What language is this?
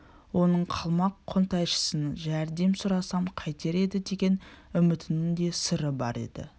Kazakh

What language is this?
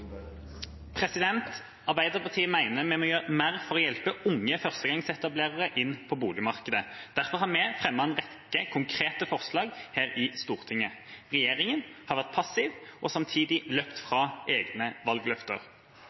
Norwegian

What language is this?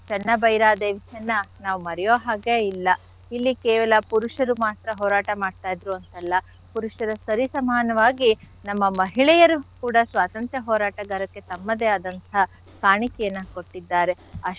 Kannada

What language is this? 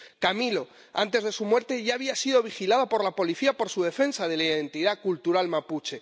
Spanish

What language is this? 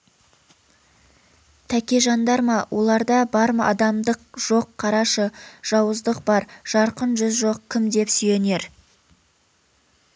Kazakh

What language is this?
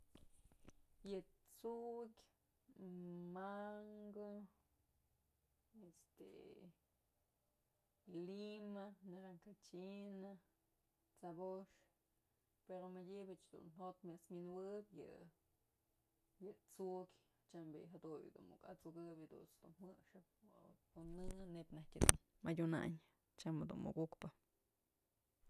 Mazatlán Mixe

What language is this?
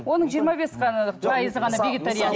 Kazakh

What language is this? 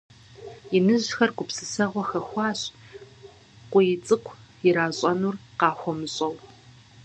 Kabardian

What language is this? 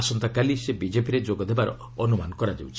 Odia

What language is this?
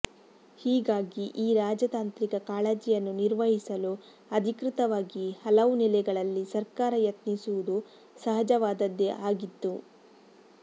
Kannada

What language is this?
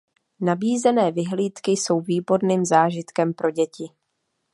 Czech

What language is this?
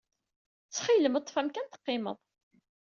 Kabyle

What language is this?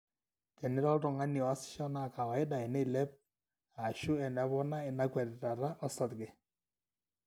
Masai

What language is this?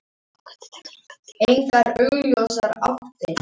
Icelandic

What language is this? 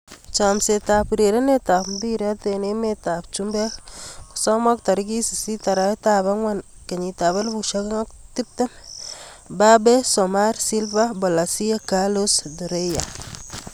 Kalenjin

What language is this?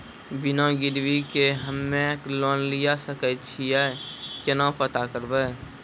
Maithili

